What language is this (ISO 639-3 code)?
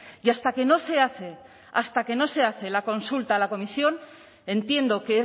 spa